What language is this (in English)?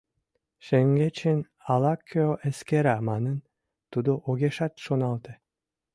Mari